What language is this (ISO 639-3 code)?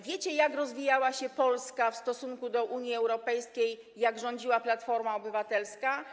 pol